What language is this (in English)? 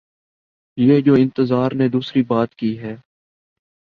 Urdu